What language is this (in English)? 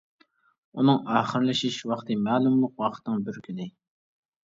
Uyghur